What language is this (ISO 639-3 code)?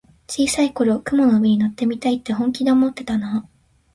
jpn